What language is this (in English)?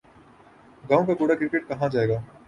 Urdu